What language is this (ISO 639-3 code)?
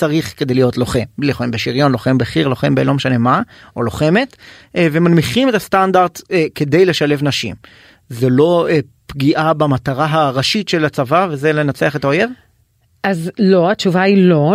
heb